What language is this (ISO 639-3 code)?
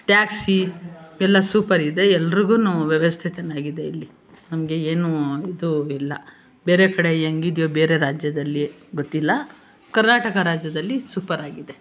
kan